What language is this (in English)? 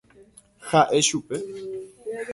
Guarani